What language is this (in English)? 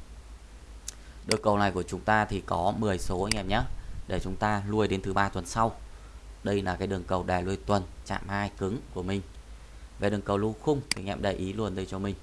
Vietnamese